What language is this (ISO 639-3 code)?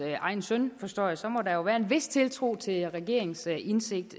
dan